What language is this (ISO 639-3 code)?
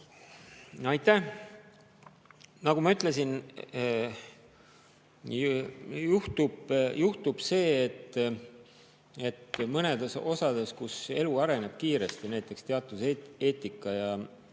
est